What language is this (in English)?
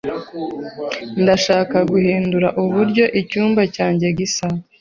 Kinyarwanda